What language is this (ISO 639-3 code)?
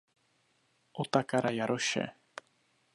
ces